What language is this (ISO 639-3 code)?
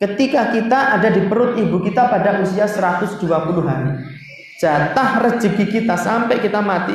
ind